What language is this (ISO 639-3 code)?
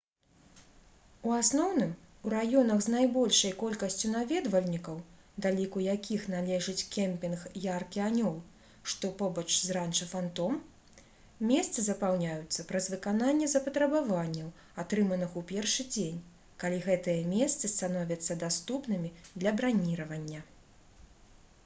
bel